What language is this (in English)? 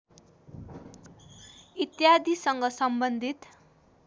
Nepali